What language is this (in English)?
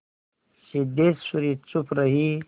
Hindi